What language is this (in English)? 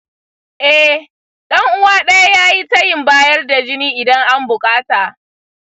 Hausa